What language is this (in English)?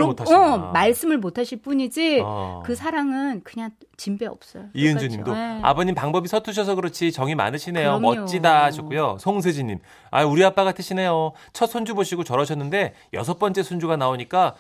Korean